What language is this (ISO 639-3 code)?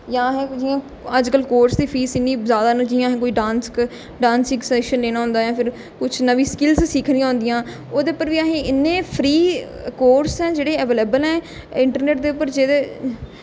doi